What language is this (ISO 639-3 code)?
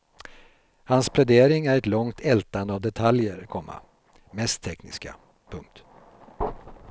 swe